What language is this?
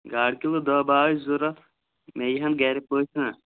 Kashmiri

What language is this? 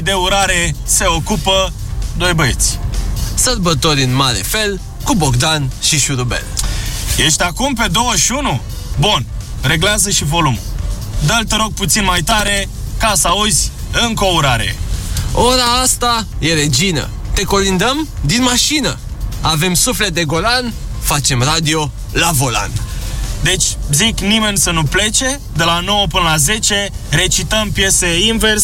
Romanian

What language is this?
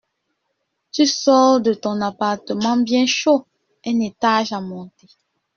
French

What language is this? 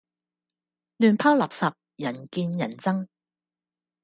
Cantonese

